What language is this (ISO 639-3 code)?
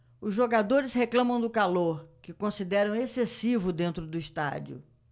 por